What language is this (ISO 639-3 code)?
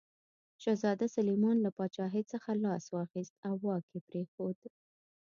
pus